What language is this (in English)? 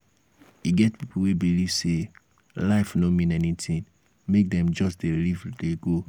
Nigerian Pidgin